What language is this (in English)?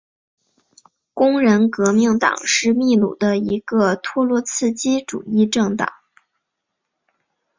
Chinese